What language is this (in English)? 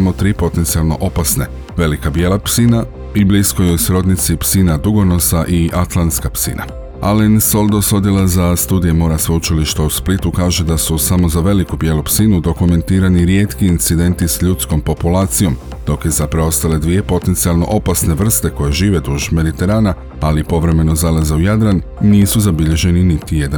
Croatian